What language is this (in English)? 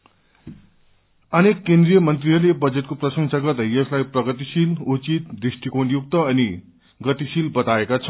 Nepali